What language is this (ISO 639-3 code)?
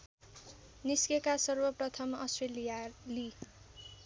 nep